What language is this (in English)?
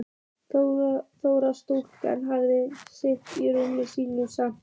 Icelandic